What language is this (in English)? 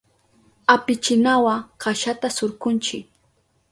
Southern Pastaza Quechua